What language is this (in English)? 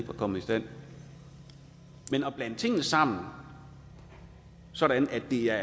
Danish